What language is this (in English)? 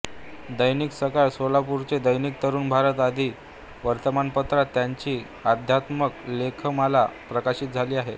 Marathi